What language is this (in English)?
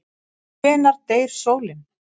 Icelandic